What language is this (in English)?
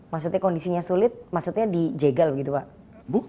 Indonesian